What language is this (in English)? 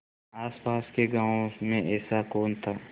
Hindi